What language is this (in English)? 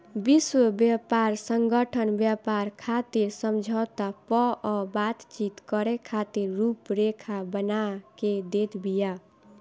Bhojpuri